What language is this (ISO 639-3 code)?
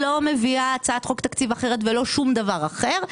heb